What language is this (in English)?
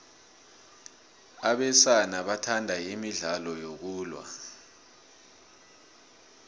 South Ndebele